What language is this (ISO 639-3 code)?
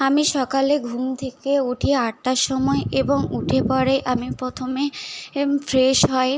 ben